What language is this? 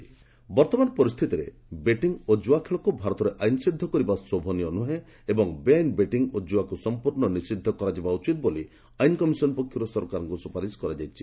Odia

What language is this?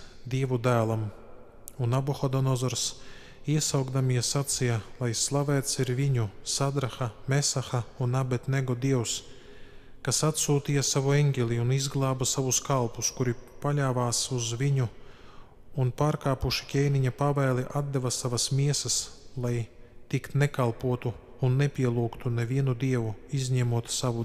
Latvian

